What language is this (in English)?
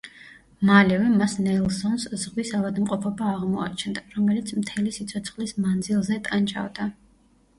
Georgian